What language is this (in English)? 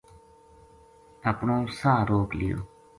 Gujari